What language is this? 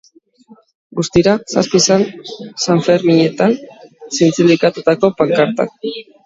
Basque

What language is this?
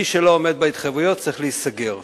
Hebrew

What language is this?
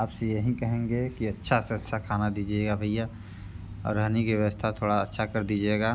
Hindi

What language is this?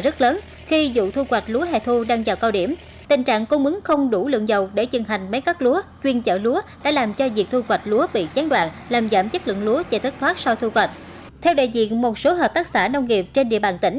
Vietnamese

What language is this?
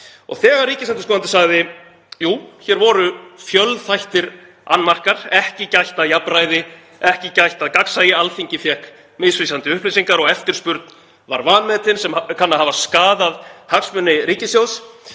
Icelandic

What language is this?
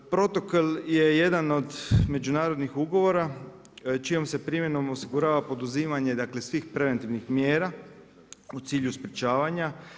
Croatian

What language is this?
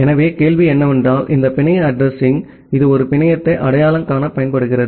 Tamil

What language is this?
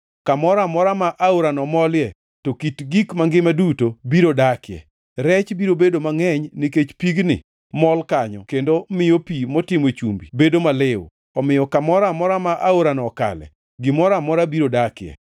Luo (Kenya and Tanzania)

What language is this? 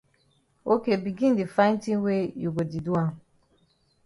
Cameroon Pidgin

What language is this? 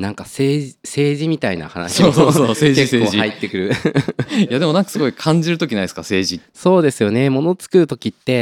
Japanese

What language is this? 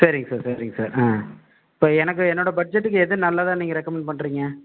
Tamil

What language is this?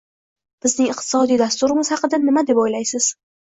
Uzbek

